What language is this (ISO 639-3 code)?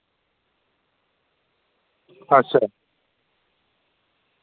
doi